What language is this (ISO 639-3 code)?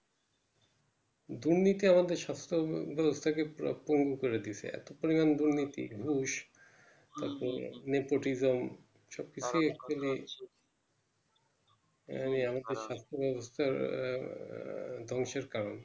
ben